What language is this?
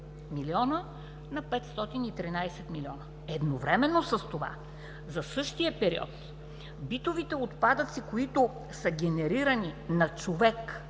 Bulgarian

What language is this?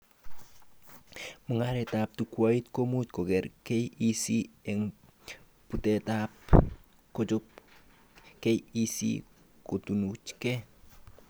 Kalenjin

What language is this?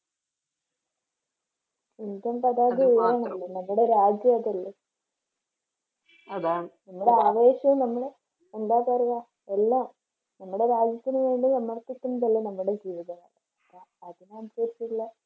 Malayalam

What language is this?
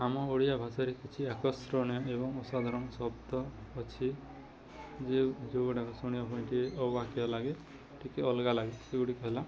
Odia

